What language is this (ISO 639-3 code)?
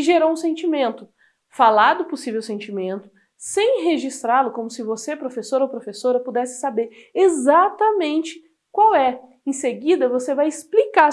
por